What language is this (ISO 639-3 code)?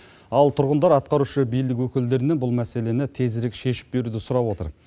kaz